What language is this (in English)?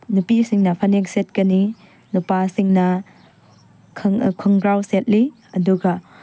Manipuri